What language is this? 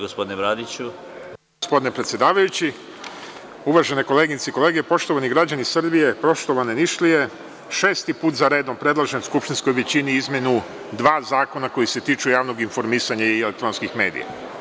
Serbian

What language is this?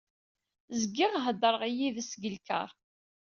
Kabyle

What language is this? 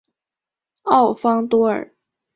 Chinese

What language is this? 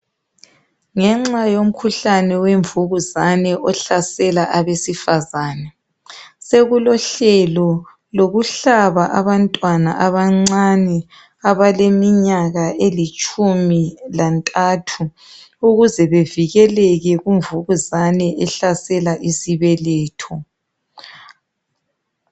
North Ndebele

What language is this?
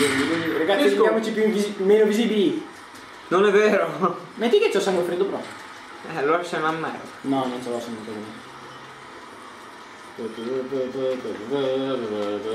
Italian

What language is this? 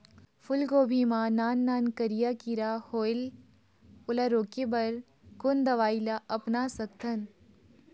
Chhattisgarhi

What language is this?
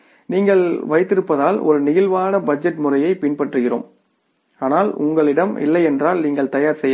Tamil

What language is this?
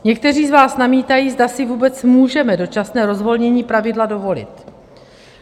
Czech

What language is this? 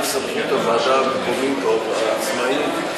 Hebrew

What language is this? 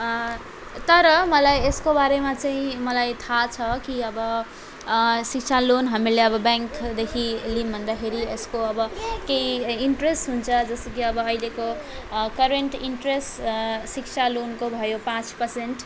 Nepali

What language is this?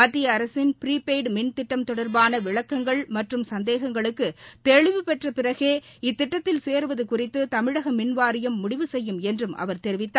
Tamil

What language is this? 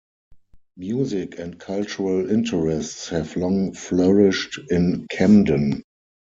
English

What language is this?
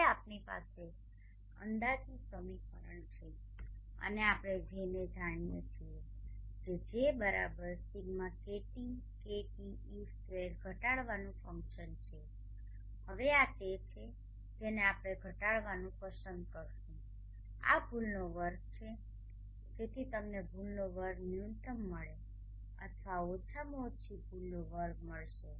Gujarati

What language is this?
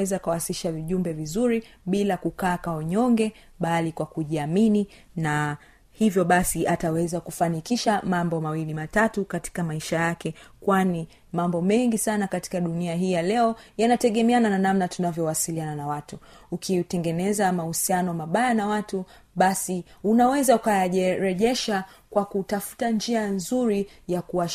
Swahili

